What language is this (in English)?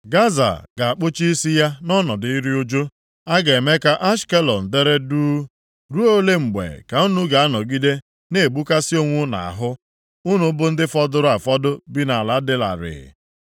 Igbo